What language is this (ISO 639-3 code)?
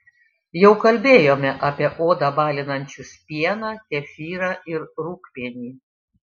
lit